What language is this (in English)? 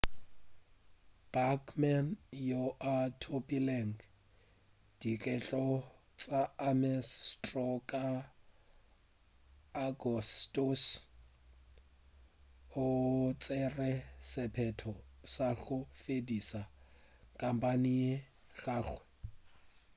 Northern Sotho